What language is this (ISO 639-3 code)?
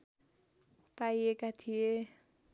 nep